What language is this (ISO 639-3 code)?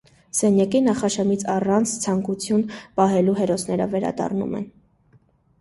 hye